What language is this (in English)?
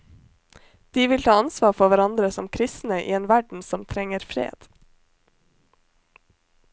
Norwegian